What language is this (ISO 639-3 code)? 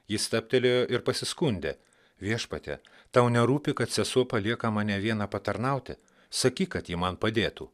lit